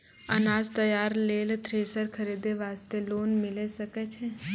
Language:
Maithili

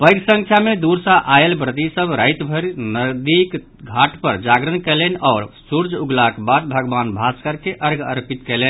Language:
Maithili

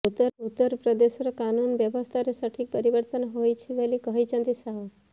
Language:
Odia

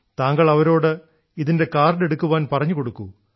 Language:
Malayalam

